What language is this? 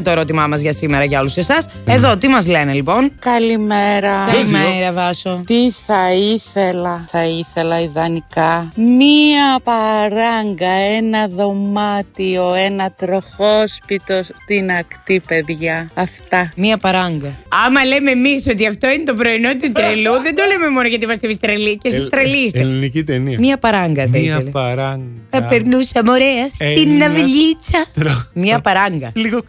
Greek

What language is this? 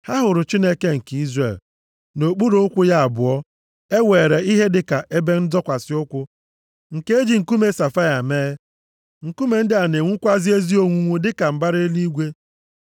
Igbo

